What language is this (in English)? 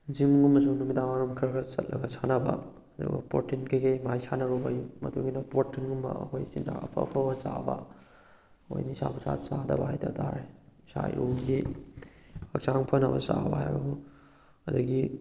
Manipuri